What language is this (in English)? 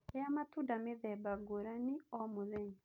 Kikuyu